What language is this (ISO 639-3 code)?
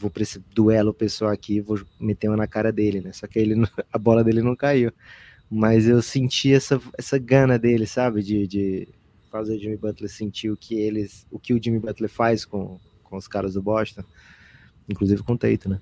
por